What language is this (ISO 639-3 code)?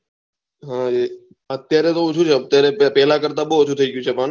guj